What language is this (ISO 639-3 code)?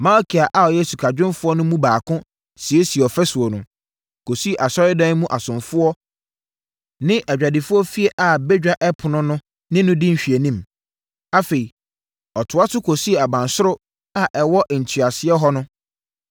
aka